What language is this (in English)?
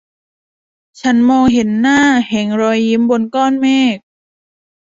Thai